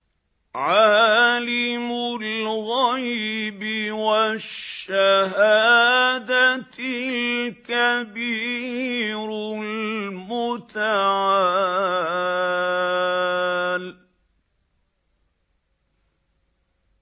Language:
Arabic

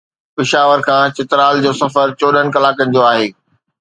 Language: Sindhi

